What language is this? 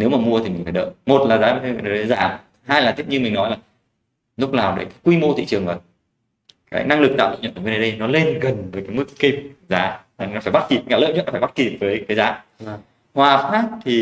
Vietnamese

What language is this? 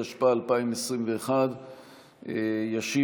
Hebrew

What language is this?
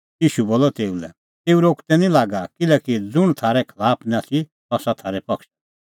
Kullu Pahari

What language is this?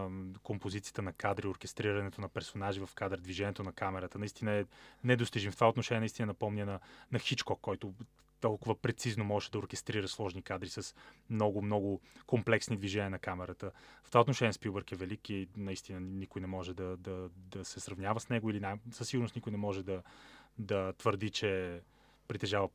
Bulgarian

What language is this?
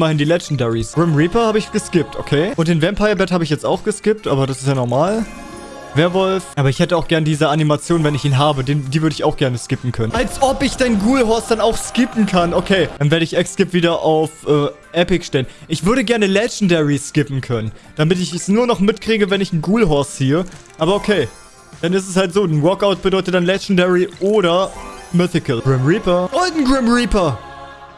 German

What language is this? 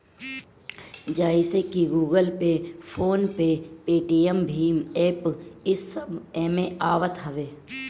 Bhojpuri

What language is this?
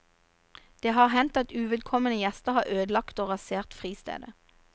Norwegian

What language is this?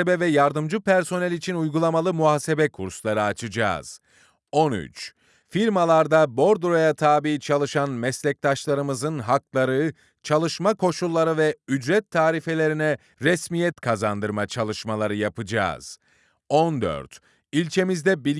Turkish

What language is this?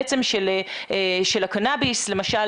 Hebrew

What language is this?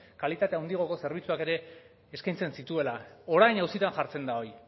Basque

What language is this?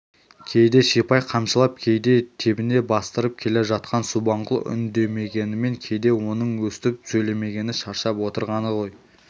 Kazakh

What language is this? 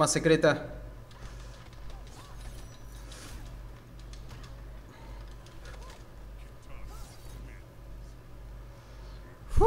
Spanish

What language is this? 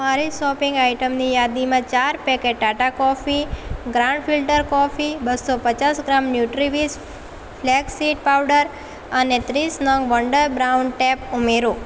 Gujarati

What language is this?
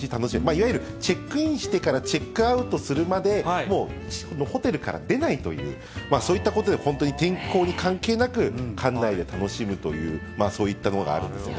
Japanese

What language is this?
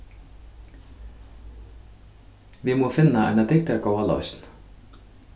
Faroese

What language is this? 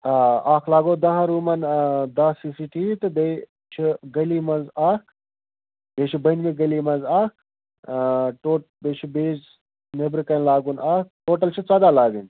Kashmiri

